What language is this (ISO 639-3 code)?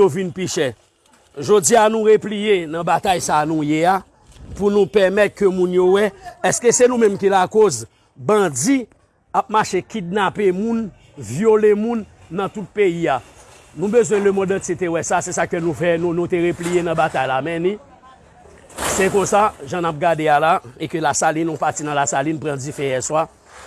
fra